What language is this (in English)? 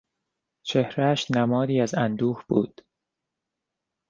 Persian